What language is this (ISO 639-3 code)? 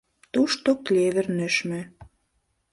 chm